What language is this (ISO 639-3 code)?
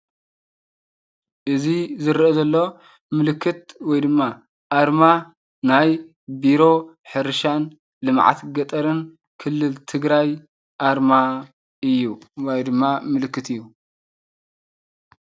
tir